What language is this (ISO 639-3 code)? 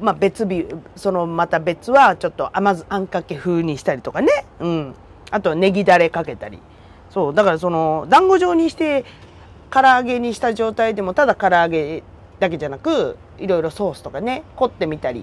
jpn